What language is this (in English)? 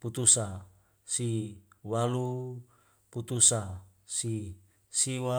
Wemale